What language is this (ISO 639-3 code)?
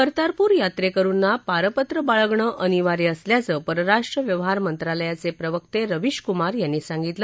mar